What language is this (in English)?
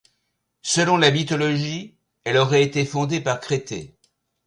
French